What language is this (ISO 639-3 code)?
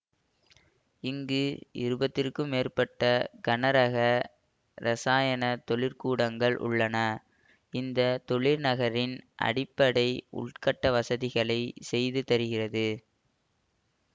tam